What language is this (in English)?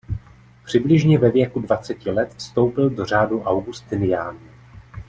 Czech